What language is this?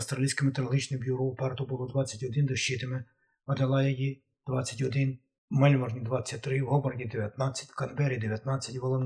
Ukrainian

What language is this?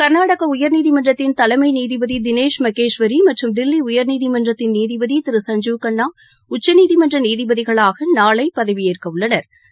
Tamil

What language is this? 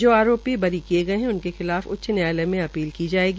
Hindi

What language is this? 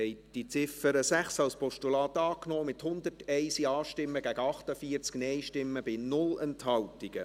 Swiss German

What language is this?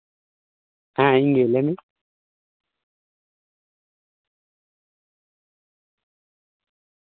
Santali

